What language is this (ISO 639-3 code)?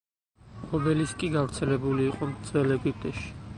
kat